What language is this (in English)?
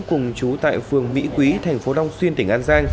Vietnamese